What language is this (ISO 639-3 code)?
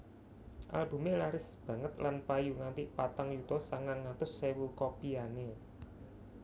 jav